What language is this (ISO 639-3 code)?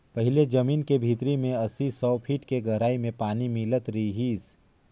hne